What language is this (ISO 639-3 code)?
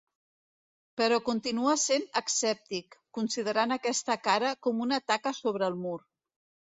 cat